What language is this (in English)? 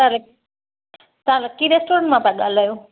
Sindhi